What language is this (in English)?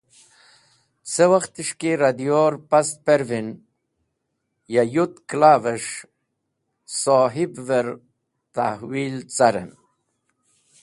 Wakhi